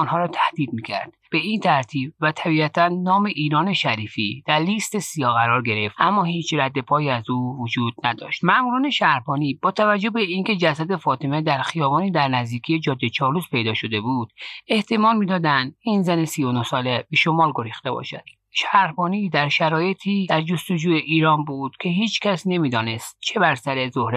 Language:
Persian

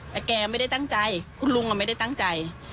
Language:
Thai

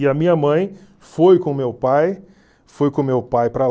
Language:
Portuguese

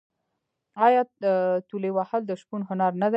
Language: Pashto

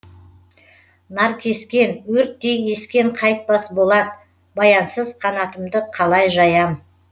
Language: Kazakh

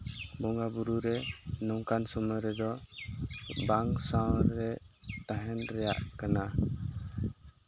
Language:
Santali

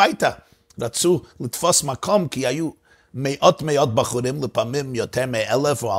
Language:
Hebrew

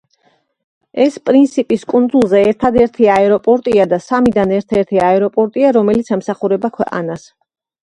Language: Georgian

